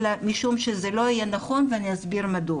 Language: Hebrew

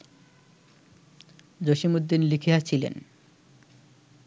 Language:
Bangla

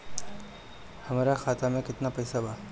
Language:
Bhojpuri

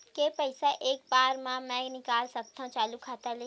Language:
Chhattisgarhi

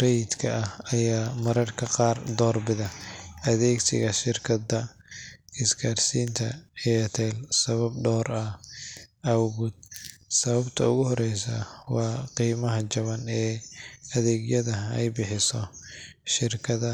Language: Somali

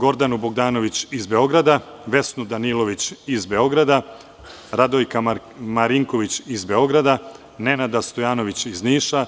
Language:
Serbian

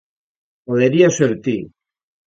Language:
Galician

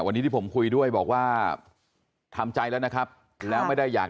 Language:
Thai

